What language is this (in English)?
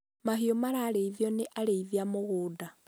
Kikuyu